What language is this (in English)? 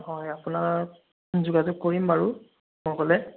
Assamese